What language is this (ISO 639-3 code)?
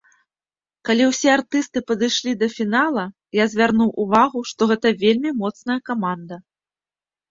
bel